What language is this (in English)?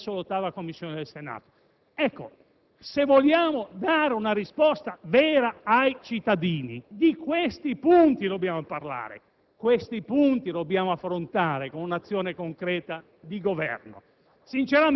Italian